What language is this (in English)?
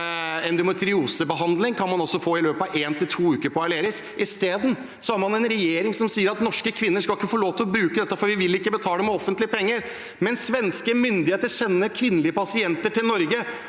Norwegian